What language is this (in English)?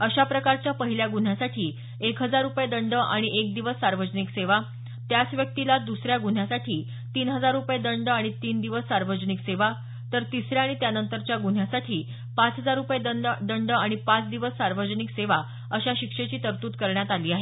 Marathi